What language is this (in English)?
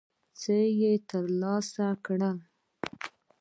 Pashto